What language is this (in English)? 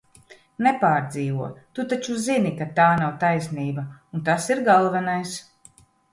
Latvian